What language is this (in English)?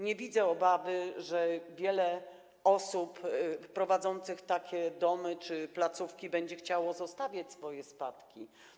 Polish